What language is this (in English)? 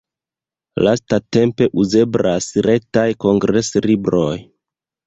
Esperanto